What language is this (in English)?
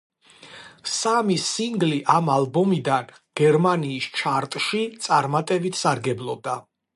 Georgian